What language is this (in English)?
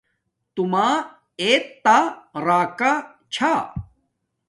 Domaaki